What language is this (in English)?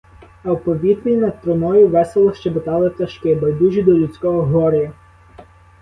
Ukrainian